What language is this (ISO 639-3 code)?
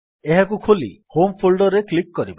ori